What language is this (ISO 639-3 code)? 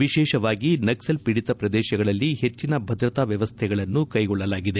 kan